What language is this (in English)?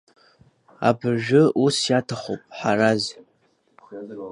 Abkhazian